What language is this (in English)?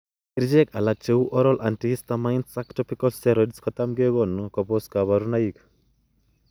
Kalenjin